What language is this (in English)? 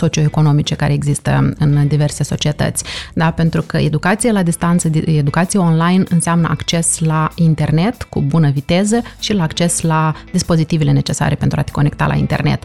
Romanian